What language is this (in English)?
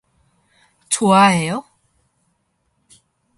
Korean